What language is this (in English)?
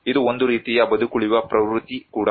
Kannada